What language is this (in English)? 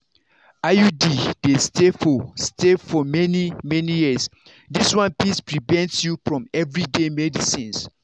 Nigerian Pidgin